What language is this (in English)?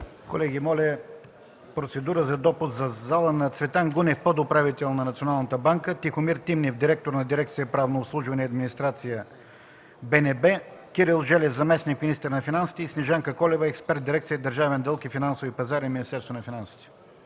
Bulgarian